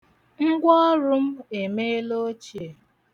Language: Igbo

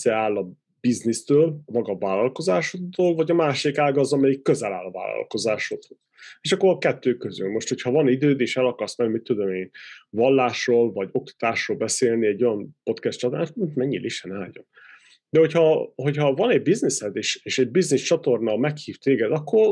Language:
Hungarian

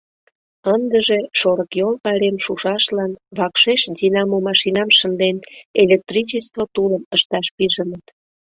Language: Mari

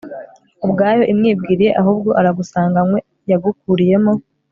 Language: Kinyarwanda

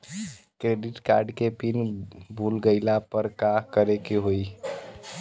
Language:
Bhojpuri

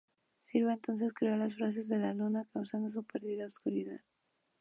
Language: Spanish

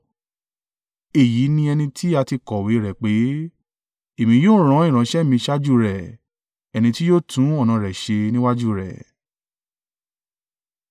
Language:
Yoruba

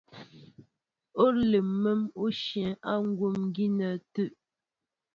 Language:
Mbo (Cameroon)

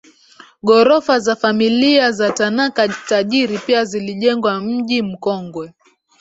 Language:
Swahili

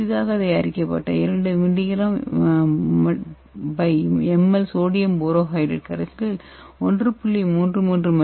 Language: Tamil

